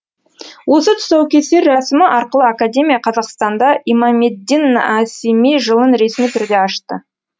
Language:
Kazakh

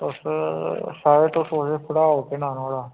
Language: Dogri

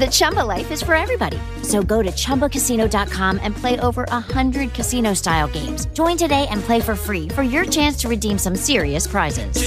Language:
Italian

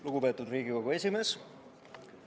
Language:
Estonian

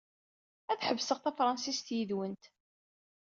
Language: Kabyle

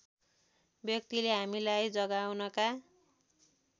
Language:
Nepali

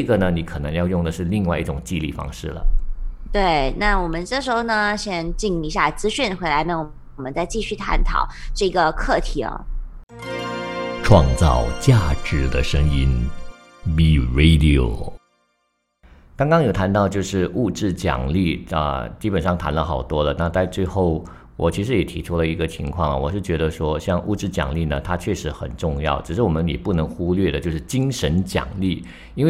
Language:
Chinese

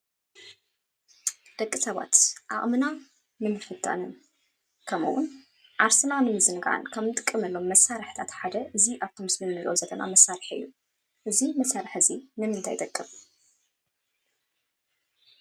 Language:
Tigrinya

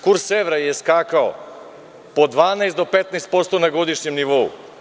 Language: Serbian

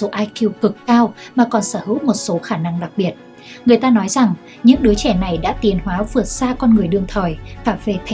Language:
Vietnamese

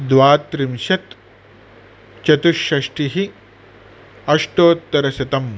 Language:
Sanskrit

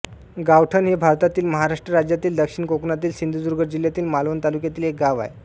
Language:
Marathi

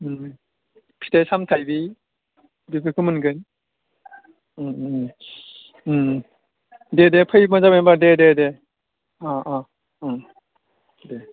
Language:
Bodo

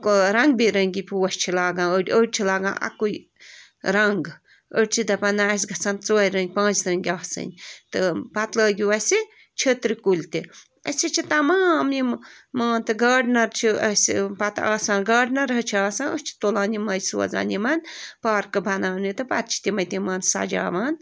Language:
Kashmiri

